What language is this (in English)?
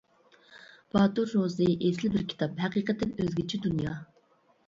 Uyghur